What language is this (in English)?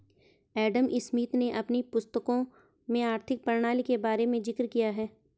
Hindi